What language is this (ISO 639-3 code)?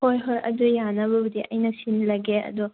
mni